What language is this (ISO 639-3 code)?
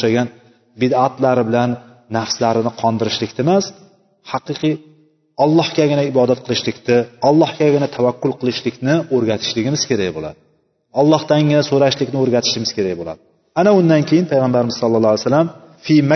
bul